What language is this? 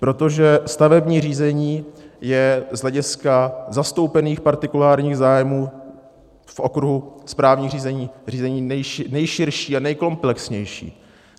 Czech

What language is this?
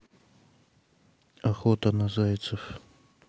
Russian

